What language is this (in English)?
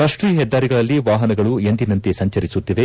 Kannada